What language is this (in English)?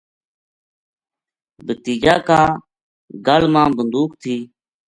Gujari